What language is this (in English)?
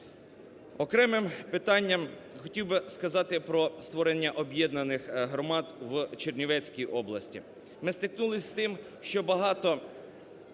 Ukrainian